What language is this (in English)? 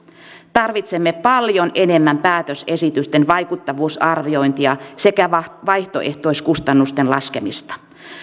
Finnish